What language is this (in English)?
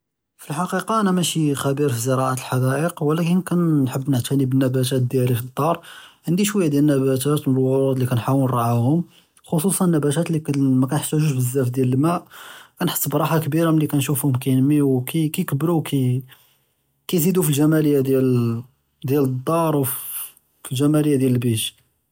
Judeo-Arabic